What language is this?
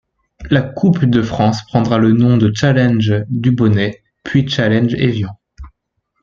French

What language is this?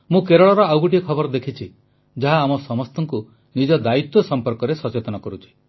Odia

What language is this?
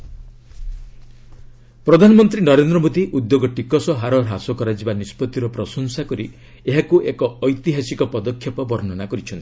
Odia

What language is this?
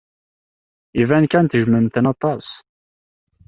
Kabyle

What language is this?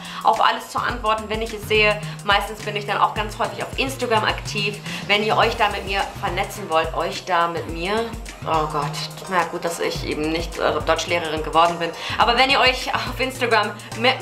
German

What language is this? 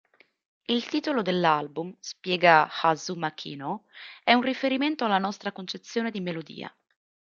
Italian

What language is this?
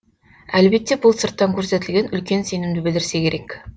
Kazakh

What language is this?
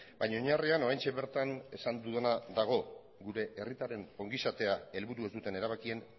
Basque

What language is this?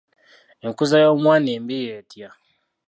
Ganda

